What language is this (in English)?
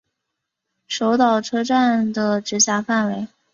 Chinese